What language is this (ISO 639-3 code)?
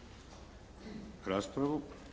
hrv